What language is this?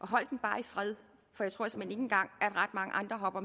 Danish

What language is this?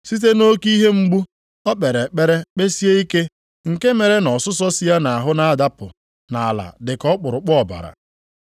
Igbo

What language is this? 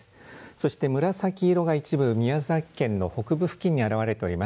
Japanese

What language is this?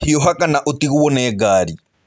Kikuyu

